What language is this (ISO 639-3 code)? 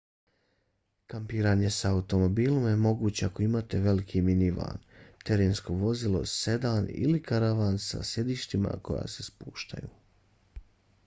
bos